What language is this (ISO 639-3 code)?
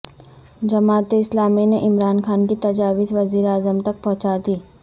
urd